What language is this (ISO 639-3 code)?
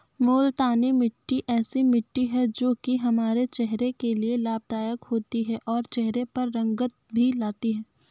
hin